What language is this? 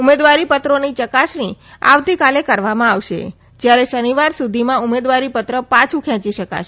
Gujarati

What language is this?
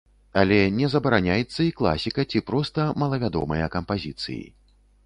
Belarusian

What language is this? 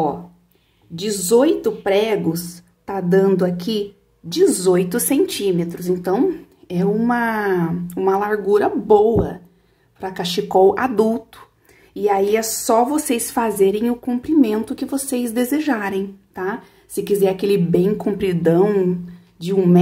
Portuguese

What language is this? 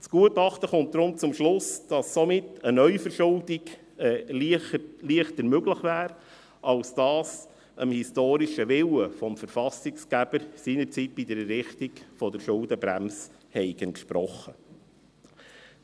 Swiss German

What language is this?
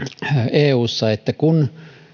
Finnish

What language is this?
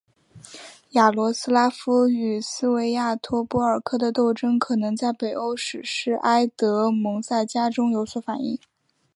Chinese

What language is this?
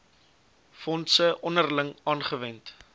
Afrikaans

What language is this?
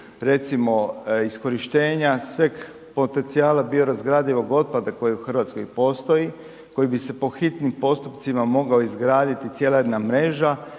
Croatian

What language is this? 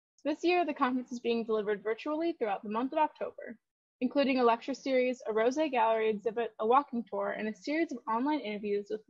English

